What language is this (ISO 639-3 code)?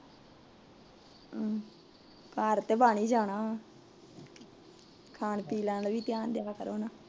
pan